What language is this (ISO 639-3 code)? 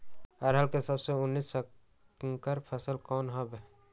mag